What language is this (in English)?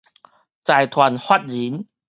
Min Nan Chinese